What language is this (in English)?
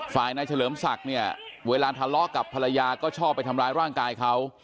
Thai